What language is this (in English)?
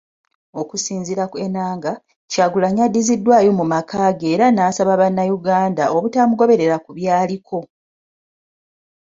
Ganda